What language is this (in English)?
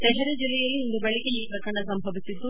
Kannada